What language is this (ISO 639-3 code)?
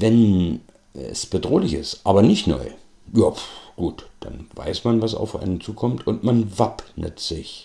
deu